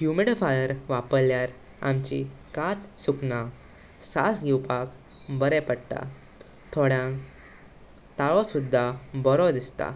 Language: Konkani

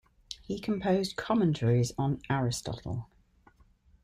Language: English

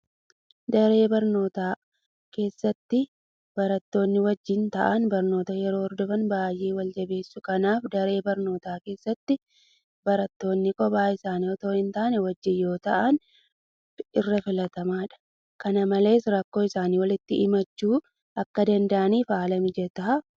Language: Oromo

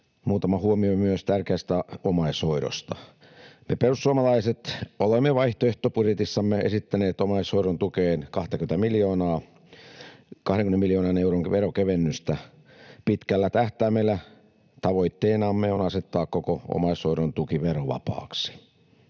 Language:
Finnish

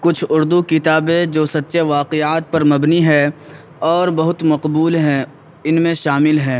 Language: Urdu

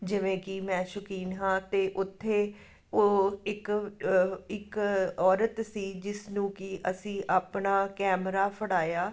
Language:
Punjabi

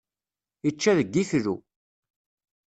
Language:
Kabyle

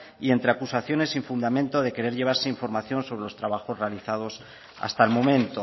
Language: Spanish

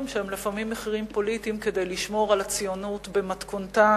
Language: Hebrew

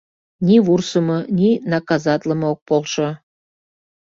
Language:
Mari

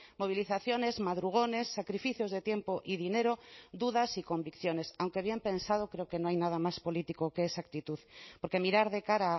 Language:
Spanish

